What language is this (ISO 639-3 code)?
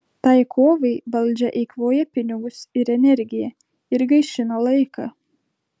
lit